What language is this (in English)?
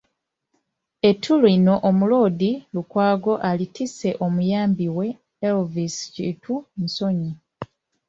Ganda